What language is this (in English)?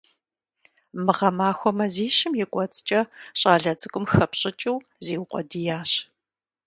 Kabardian